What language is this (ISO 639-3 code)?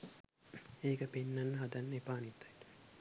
sin